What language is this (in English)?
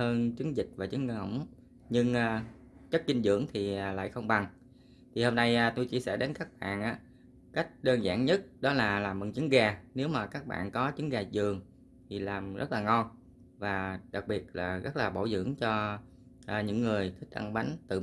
Vietnamese